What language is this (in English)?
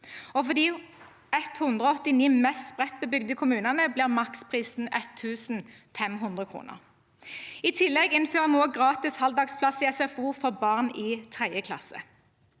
Norwegian